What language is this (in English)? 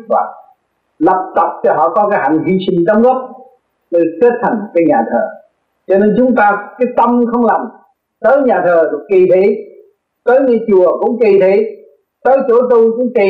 Vietnamese